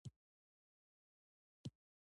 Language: Pashto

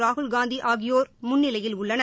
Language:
Tamil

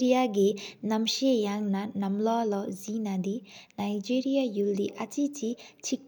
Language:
Sikkimese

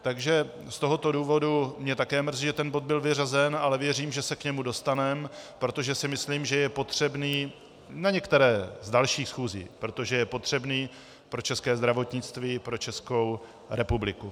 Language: Czech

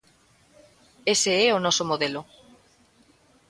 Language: Galician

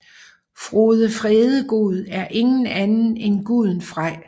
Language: Danish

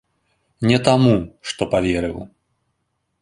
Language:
Belarusian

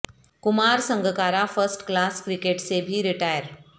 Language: Urdu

